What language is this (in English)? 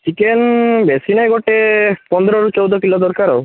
Odia